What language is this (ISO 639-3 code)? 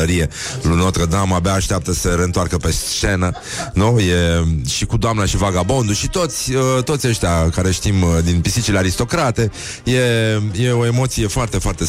ron